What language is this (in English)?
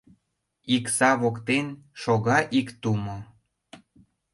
Mari